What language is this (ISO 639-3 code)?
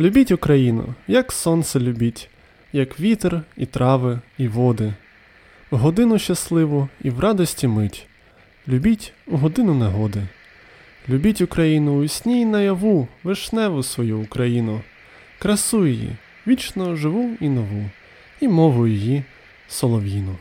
ukr